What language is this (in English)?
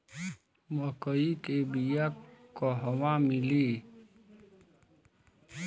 Bhojpuri